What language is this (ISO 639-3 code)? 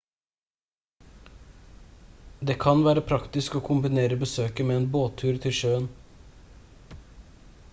nob